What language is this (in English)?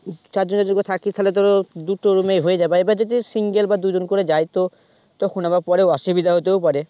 Bangla